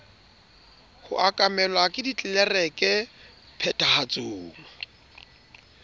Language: Southern Sotho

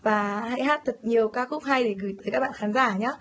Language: Vietnamese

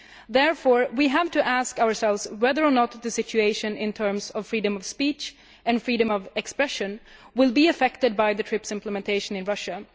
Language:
English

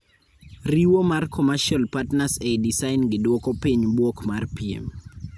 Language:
Luo (Kenya and Tanzania)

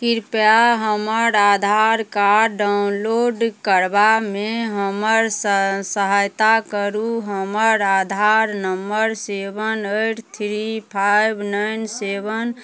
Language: Maithili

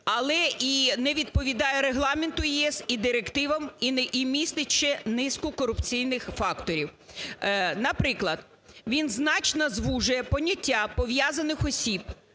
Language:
Ukrainian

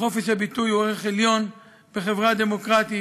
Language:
Hebrew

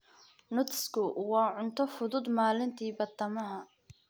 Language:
Somali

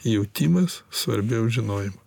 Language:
Lithuanian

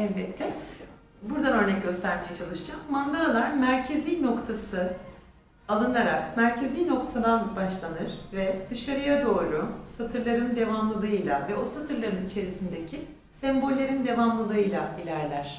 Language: Turkish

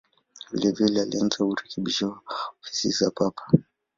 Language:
Swahili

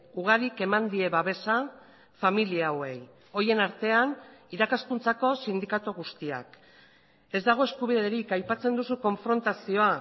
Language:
Basque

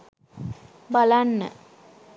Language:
Sinhala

